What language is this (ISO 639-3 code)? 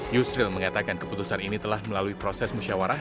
ind